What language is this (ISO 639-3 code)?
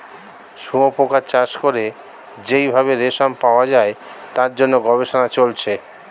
ben